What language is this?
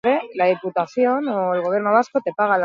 Basque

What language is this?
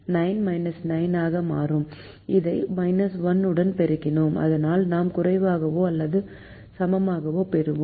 Tamil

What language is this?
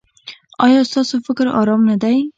Pashto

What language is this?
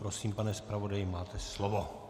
Czech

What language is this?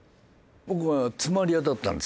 Japanese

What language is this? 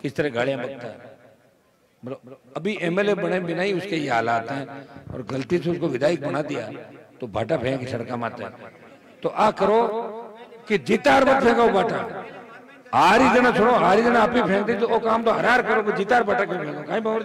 Hindi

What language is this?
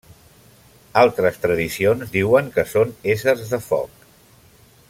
Catalan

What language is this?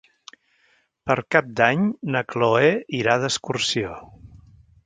Catalan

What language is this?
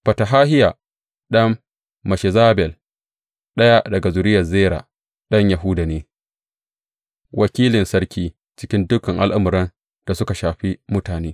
Hausa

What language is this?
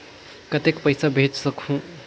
Chhattisgarhi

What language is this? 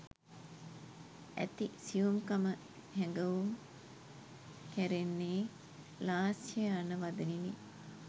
Sinhala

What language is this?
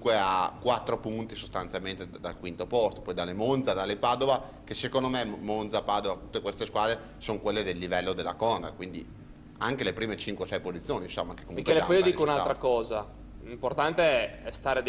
Italian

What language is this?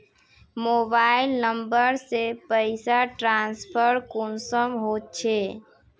Magahi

